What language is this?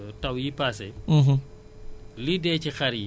Wolof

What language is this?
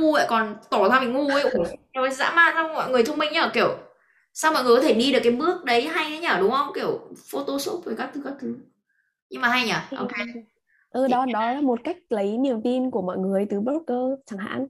Vietnamese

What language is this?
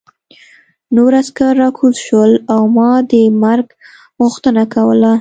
Pashto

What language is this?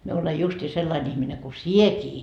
Finnish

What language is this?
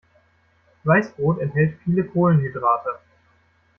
German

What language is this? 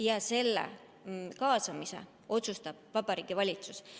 Estonian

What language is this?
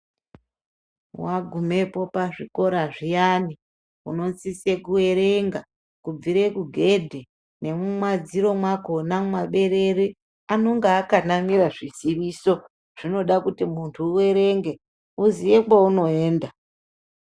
Ndau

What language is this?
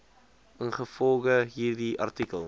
Afrikaans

